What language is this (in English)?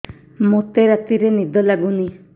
Odia